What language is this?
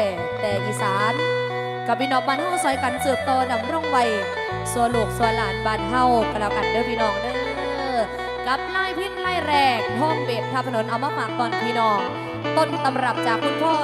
Thai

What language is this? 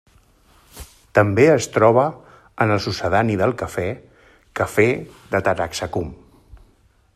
Catalan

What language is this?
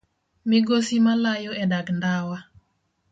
Luo (Kenya and Tanzania)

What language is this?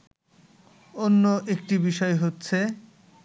Bangla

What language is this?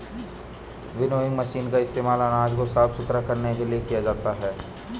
Hindi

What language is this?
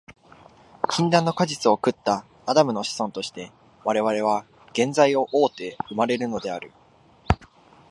Japanese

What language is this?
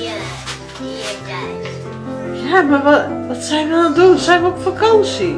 Dutch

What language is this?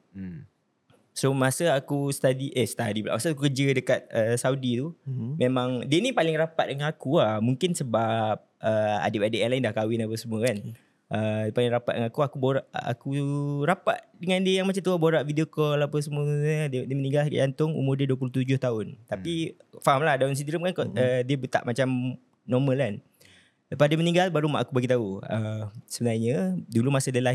Malay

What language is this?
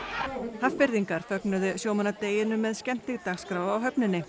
Icelandic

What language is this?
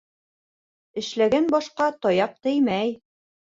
Bashkir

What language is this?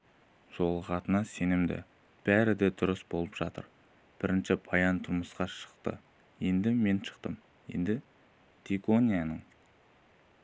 Kazakh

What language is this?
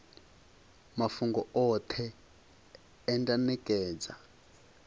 Venda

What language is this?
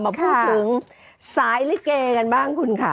Thai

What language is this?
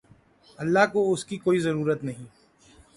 Urdu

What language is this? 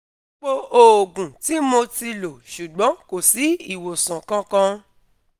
Yoruba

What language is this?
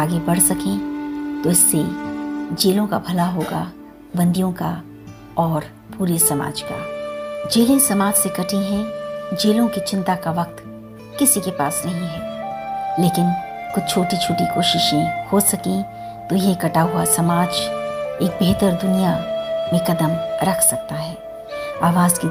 Hindi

